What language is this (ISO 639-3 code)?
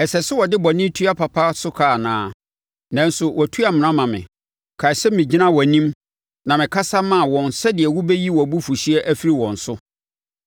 aka